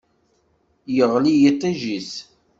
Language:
Kabyle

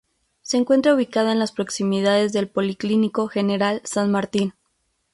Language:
Spanish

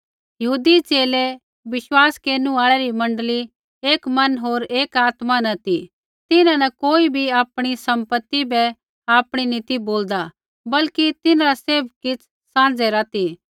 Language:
Kullu Pahari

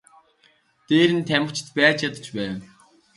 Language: Mongolian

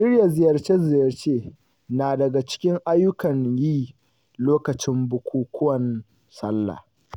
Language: Hausa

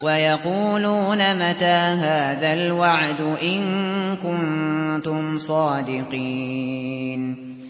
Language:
Arabic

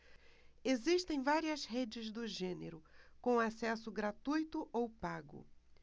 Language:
Portuguese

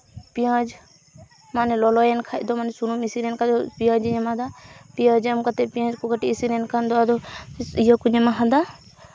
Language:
Santali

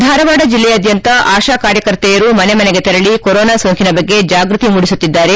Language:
Kannada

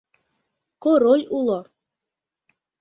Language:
Mari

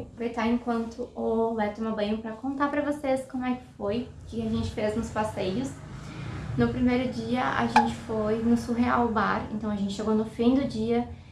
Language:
Portuguese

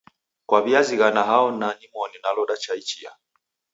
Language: Taita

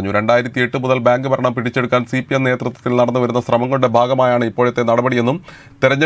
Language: Arabic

